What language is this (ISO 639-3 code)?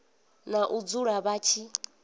ven